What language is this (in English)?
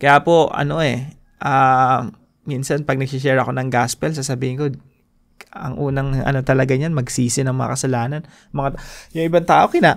Filipino